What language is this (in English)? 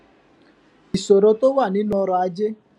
Yoruba